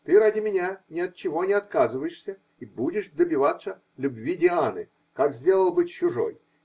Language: Russian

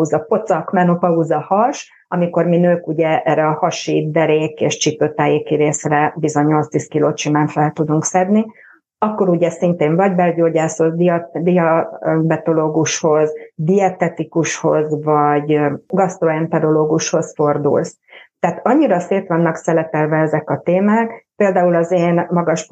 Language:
Hungarian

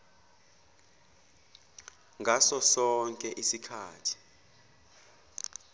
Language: Zulu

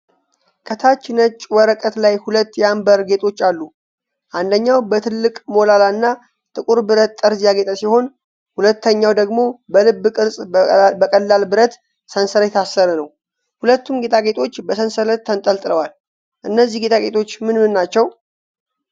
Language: Amharic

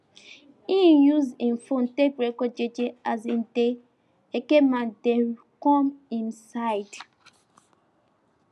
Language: Nigerian Pidgin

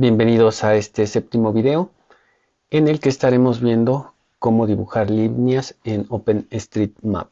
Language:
Spanish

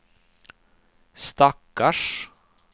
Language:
Swedish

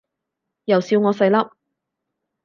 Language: Cantonese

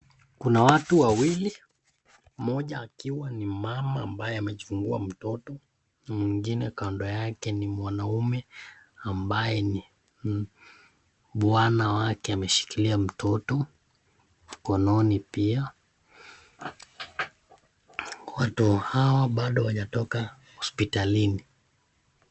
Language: Swahili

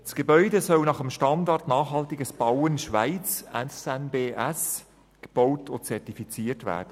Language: Swiss German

